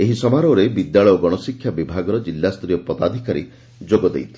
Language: Odia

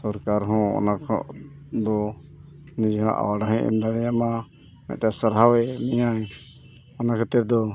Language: Santali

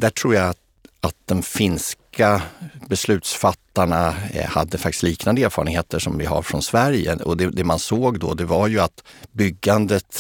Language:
Swedish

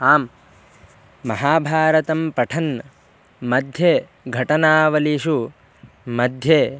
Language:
Sanskrit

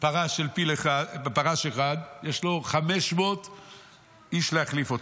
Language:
Hebrew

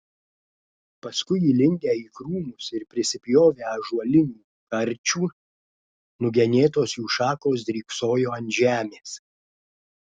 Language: Lithuanian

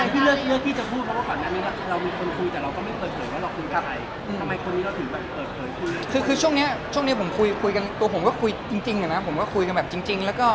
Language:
Thai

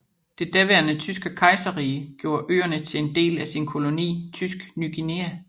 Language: Danish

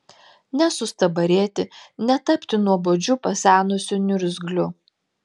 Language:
Lithuanian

